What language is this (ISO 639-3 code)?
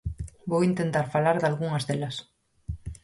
glg